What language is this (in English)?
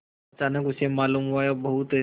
Hindi